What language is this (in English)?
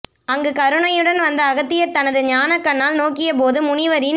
Tamil